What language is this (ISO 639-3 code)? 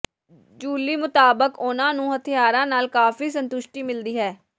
pan